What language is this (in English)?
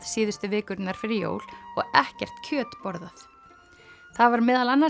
Icelandic